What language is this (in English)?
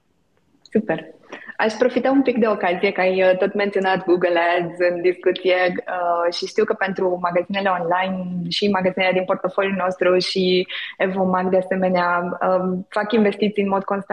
Romanian